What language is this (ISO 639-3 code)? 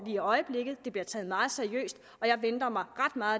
dan